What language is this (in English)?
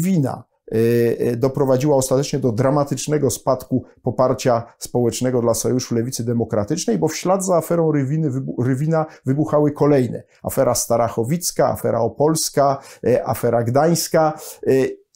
Polish